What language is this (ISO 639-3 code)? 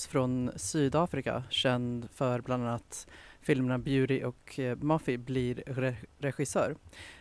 swe